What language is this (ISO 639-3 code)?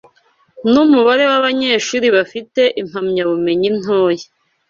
kin